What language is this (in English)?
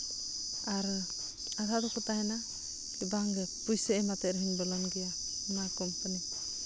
Santali